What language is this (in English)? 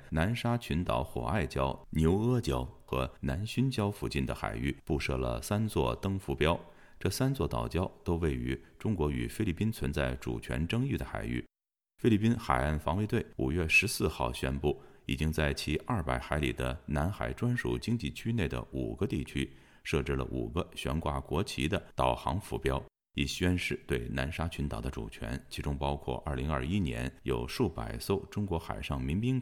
Chinese